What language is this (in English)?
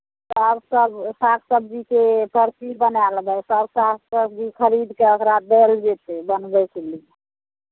Maithili